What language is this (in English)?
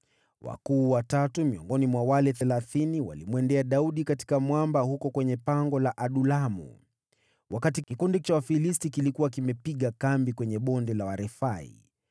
Swahili